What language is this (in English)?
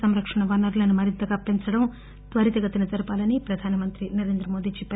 Telugu